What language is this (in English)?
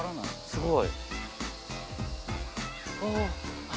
Japanese